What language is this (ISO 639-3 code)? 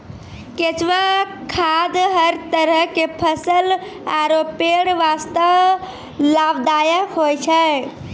mai